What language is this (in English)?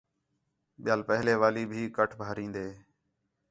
Khetrani